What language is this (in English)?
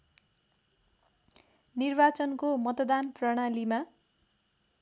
Nepali